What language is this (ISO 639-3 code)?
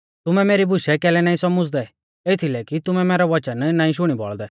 bfz